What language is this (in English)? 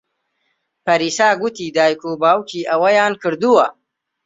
Central Kurdish